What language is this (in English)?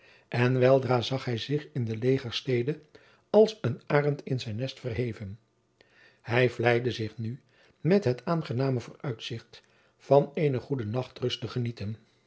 Dutch